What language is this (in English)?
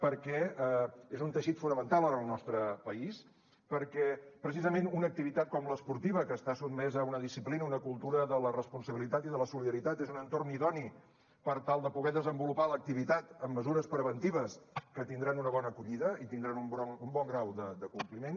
Catalan